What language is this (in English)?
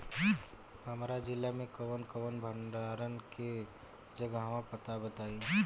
Bhojpuri